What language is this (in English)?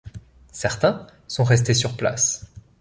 French